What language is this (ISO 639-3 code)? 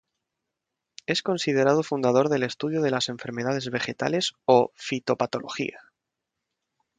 spa